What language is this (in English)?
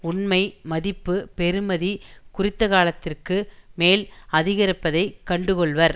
Tamil